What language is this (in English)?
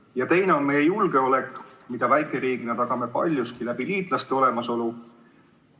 Estonian